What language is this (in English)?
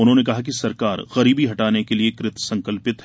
Hindi